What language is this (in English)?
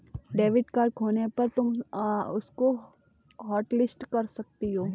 Hindi